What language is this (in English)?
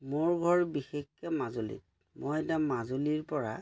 Assamese